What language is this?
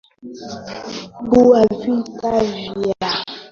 Swahili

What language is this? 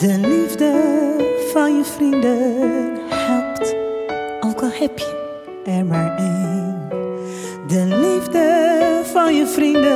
Portuguese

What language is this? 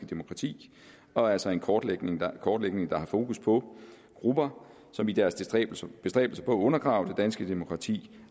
Danish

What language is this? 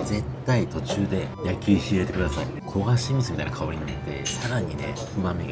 Japanese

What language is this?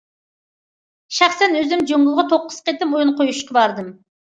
Uyghur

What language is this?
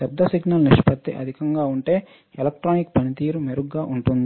Telugu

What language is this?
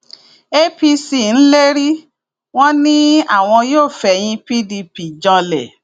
Yoruba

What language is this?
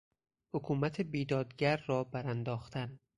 Persian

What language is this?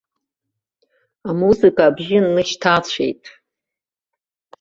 Abkhazian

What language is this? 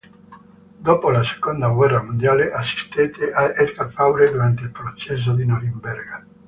Italian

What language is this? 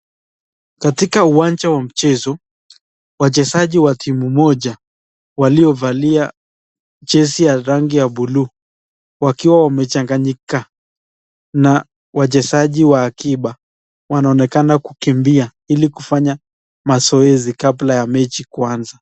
Swahili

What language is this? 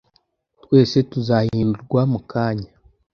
Kinyarwanda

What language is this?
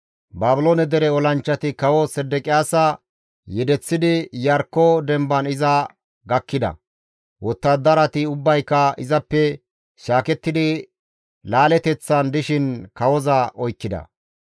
Gamo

